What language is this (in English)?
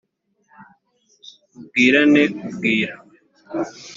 Kinyarwanda